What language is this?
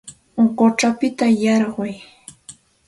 Santa Ana de Tusi Pasco Quechua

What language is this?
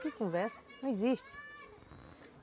Portuguese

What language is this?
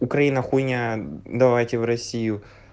Russian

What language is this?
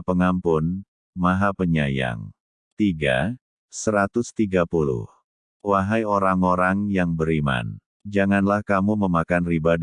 Indonesian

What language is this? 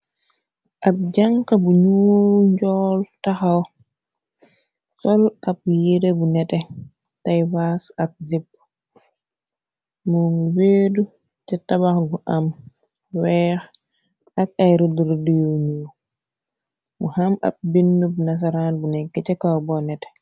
Wolof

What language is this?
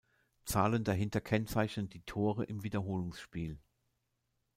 German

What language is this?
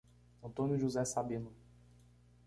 Portuguese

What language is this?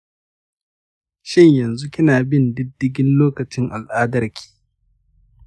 Hausa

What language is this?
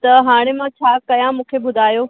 Sindhi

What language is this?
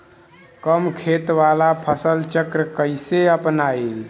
Bhojpuri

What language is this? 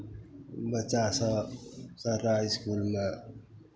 Maithili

